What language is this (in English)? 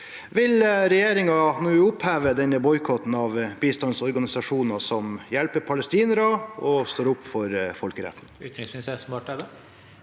Norwegian